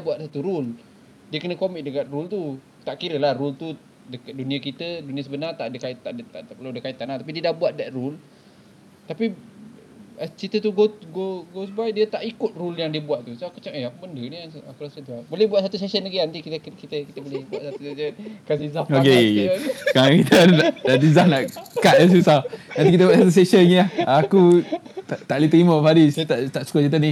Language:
Malay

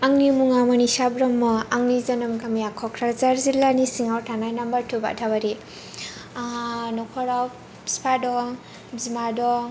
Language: Bodo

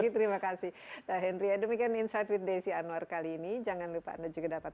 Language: Indonesian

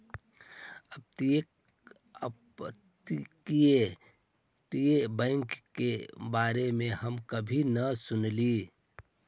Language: Magahi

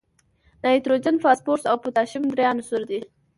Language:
Pashto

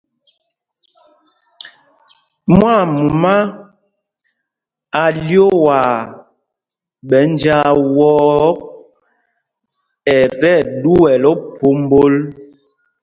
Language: Mpumpong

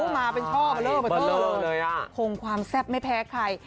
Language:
Thai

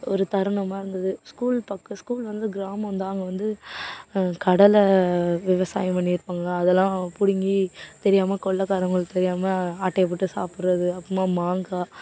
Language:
Tamil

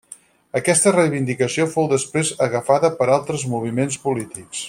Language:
Catalan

